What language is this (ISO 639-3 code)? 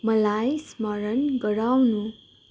nep